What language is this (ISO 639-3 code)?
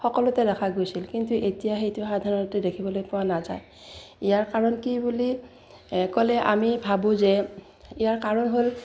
asm